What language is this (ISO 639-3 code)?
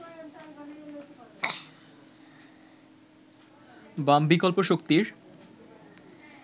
ben